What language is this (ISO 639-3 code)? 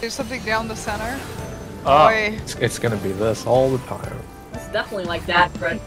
eng